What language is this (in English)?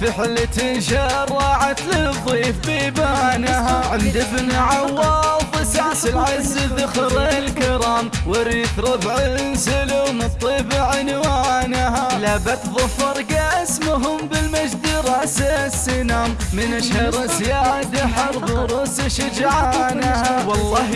Arabic